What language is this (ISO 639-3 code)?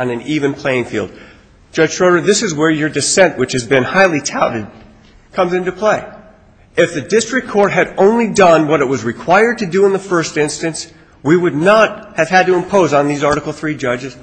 eng